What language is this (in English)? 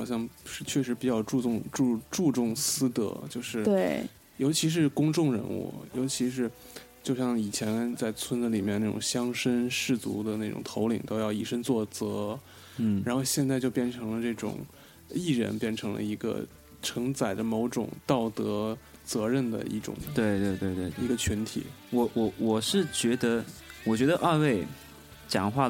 Chinese